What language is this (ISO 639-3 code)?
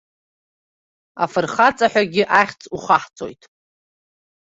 abk